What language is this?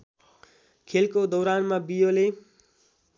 Nepali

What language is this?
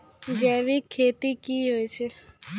Maithili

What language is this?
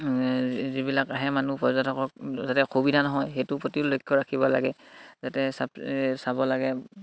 Assamese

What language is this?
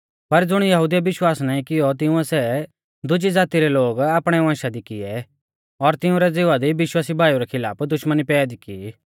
Mahasu Pahari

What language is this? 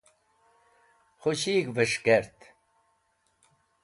Wakhi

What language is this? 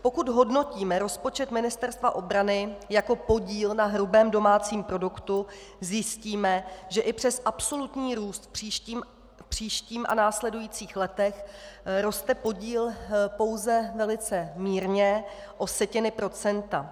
Czech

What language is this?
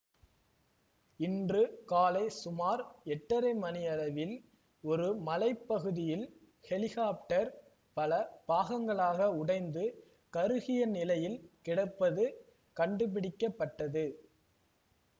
Tamil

